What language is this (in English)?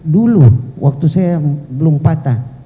Indonesian